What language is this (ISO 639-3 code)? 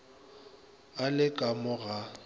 nso